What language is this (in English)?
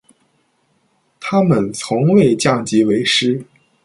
Chinese